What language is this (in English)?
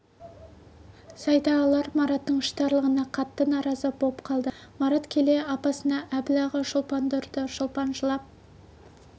Kazakh